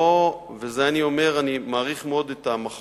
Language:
Hebrew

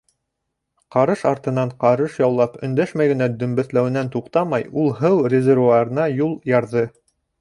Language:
Bashkir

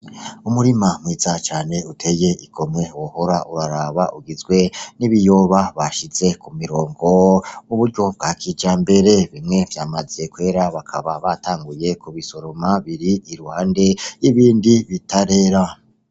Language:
Rundi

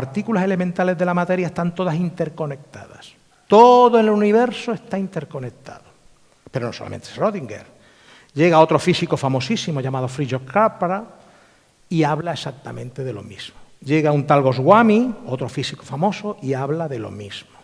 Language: Spanish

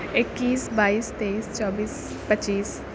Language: Urdu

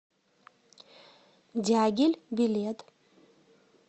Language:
Russian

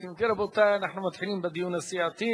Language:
Hebrew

